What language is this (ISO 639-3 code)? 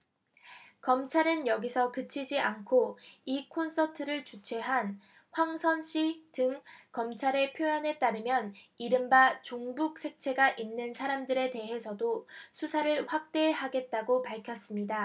kor